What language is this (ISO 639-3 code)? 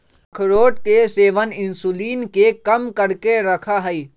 mag